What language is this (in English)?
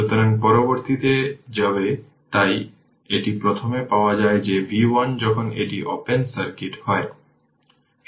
Bangla